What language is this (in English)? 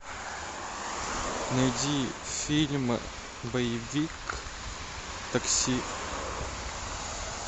Russian